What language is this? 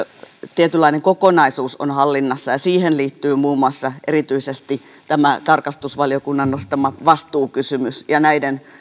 Finnish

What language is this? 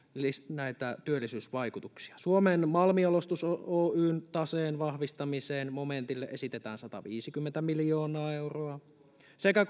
Finnish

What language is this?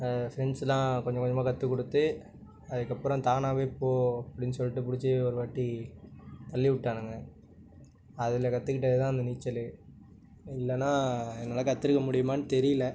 Tamil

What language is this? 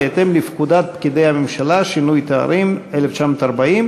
Hebrew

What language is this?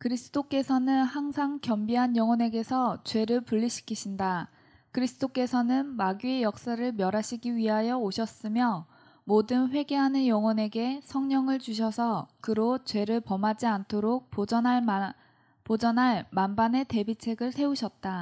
Korean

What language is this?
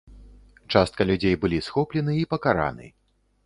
Belarusian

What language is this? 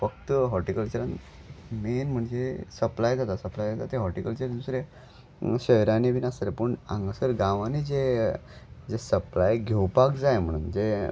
Konkani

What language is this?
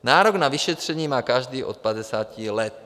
Czech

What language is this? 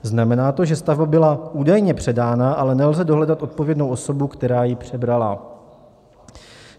Czech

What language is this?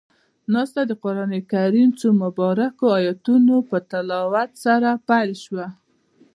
Pashto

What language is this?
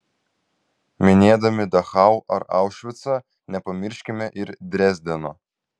Lithuanian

